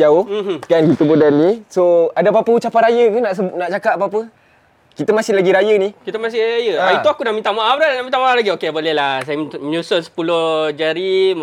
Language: Malay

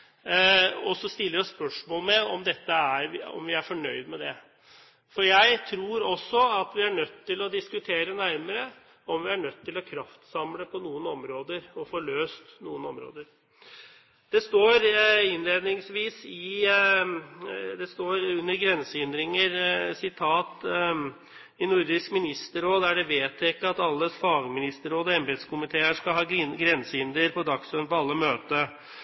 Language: Norwegian Bokmål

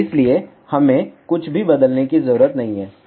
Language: Hindi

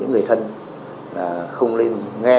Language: Vietnamese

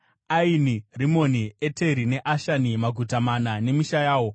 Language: Shona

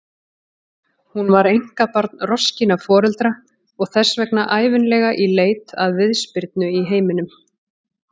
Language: Icelandic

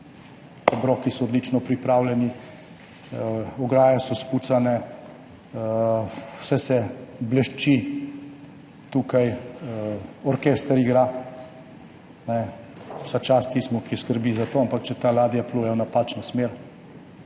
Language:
Slovenian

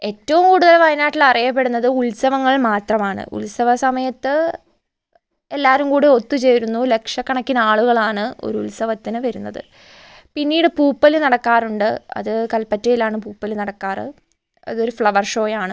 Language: Malayalam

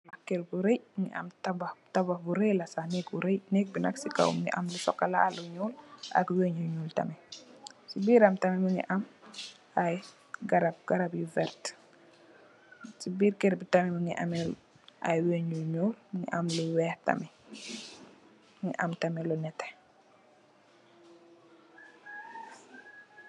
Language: Wolof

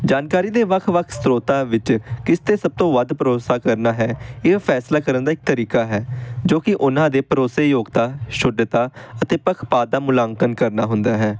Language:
Punjabi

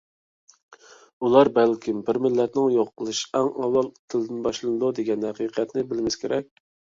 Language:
Uyghur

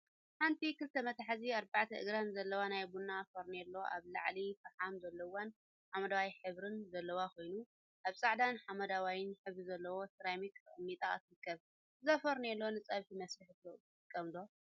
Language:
Tigrinya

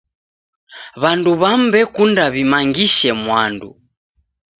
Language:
Taita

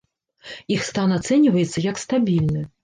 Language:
Belarusian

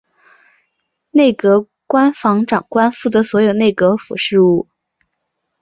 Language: Chinese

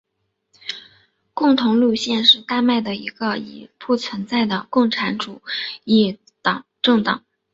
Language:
Chinese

